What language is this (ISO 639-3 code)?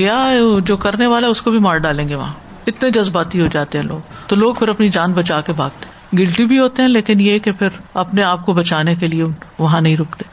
urd